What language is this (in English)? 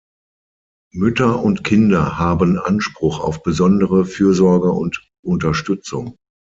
German